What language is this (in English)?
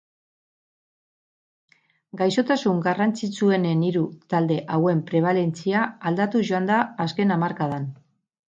Basque